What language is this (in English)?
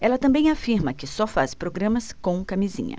Portuguese